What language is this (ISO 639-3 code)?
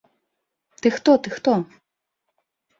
bel